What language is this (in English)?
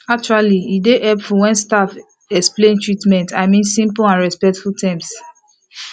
Nigerian Pidgin